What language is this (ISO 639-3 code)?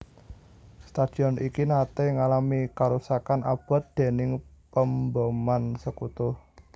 jav